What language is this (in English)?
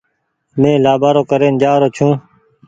Goaria